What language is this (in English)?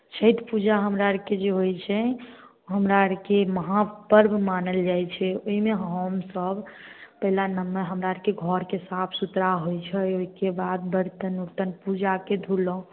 Maithili